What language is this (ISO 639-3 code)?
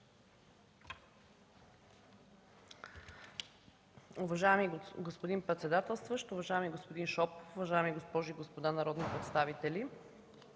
bul